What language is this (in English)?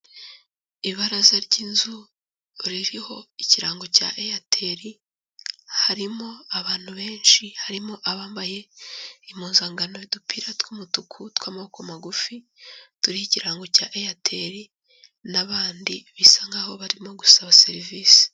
Kinyarwanda